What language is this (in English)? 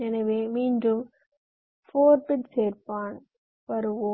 Tamil